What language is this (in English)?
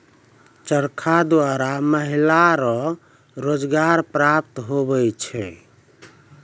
Maithili